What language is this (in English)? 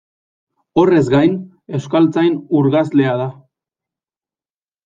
Basque